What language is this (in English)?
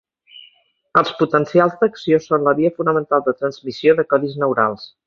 Catalan